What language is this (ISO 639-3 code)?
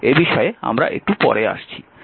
ben